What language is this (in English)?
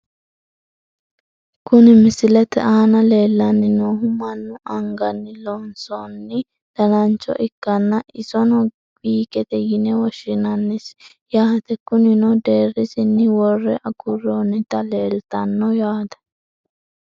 Sidamo